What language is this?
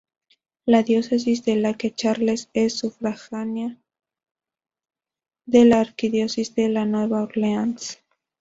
Spanish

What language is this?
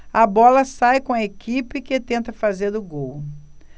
Portuguese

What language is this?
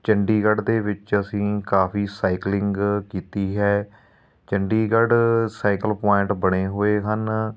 Punjabi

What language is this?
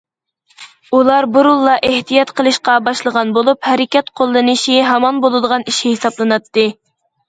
Uyghur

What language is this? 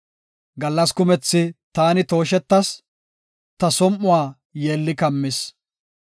Gofa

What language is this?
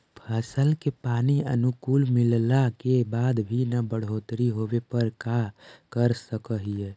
Magahi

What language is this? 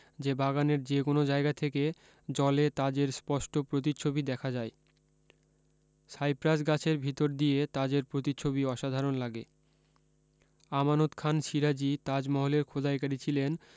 Bangla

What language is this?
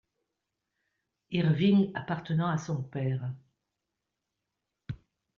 French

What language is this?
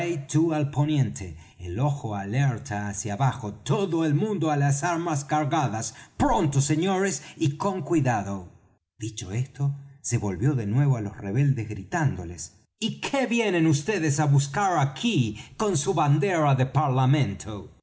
Spanish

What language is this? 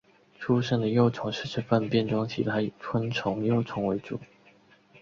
Chinese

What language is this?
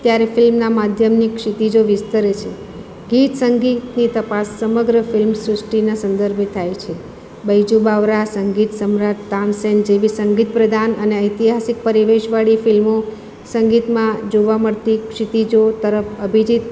Gujarati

